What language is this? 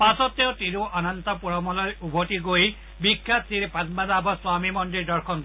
Assamese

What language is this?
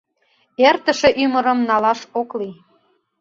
Mari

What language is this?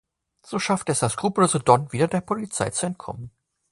German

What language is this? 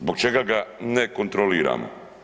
Croatian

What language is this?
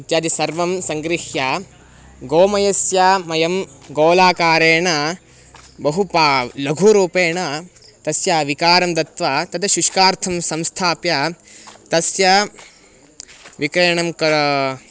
Sanskrit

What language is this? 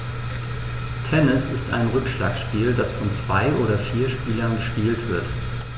German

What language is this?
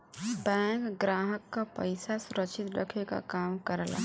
Bhojpuri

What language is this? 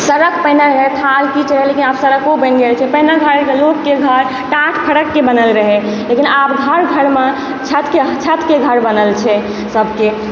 Maithili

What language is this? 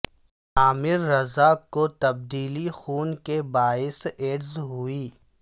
Urdu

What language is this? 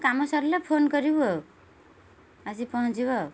Odia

